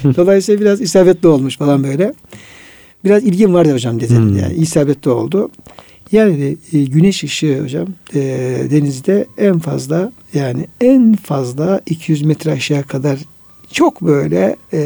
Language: Turkish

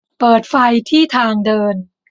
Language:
Thai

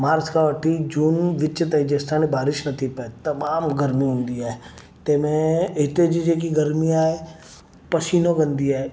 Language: Sindhi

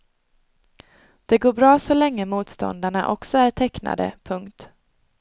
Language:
Swedish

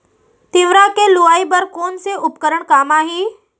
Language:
Chhattisgarhi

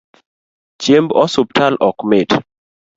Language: Luo (Kenya and Tanzania)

